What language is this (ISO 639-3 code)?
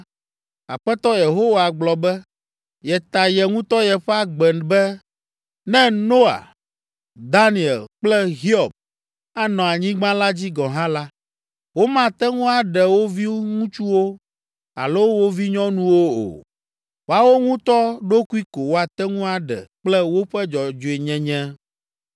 ewe